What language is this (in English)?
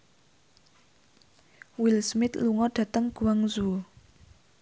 Javanese